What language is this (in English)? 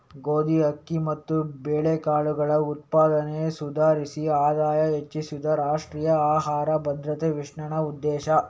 Kannada